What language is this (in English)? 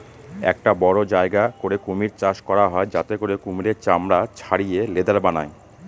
Bangla